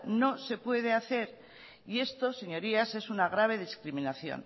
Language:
Spanish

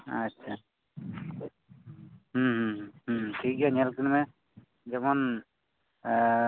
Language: Santali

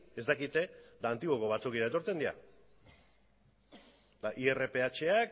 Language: Basque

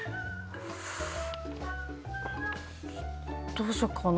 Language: Japanese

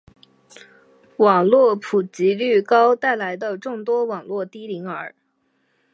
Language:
Chinese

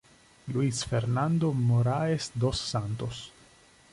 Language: Italian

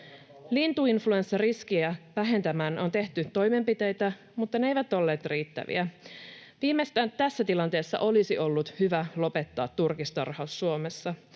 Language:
Finnish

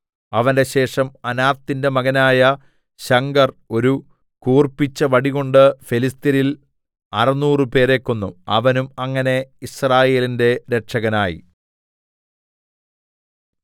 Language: Malayalam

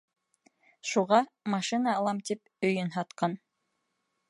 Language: Bashkir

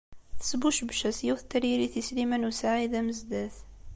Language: Kabyle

